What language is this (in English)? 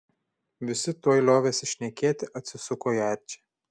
Lithuanian